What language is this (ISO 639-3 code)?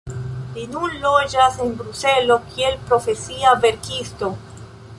epo